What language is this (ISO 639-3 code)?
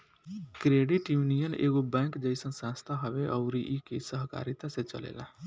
bho